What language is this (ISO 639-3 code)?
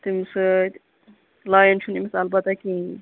kas